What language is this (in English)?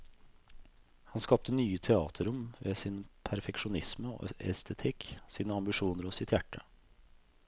Norwegian